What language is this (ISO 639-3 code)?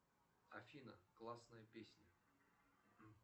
rus